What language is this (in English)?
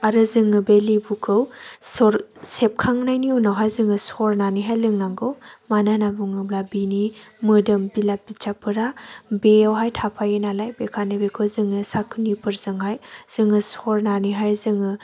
Bodo